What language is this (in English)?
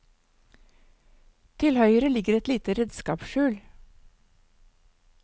Norwegian